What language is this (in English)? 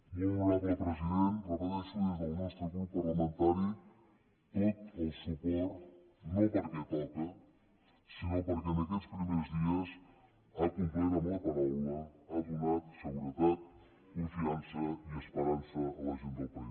Catalan